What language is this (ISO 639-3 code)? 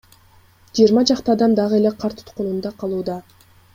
kir